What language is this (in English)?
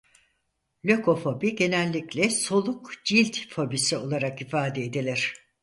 Turkish